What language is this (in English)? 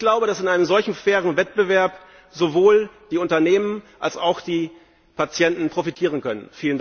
German